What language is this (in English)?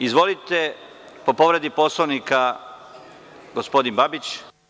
Serbian